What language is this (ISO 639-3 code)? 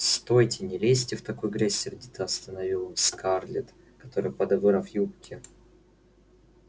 rus